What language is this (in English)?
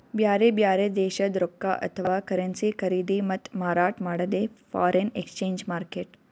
Kannada